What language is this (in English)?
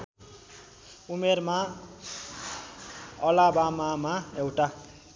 Nepali